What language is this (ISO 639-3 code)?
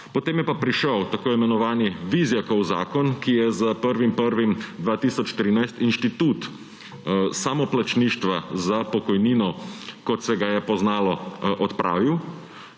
slv